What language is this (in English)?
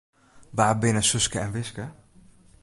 Western Frisian